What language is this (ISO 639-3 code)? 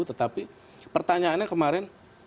ind